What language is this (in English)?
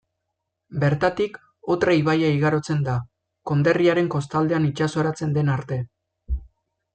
Basque